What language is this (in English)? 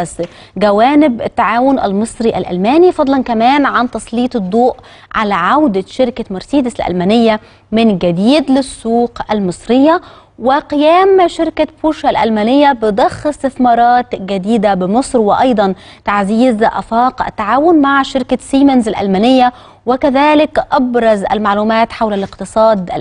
Arabic